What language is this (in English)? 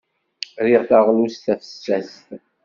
Kabyle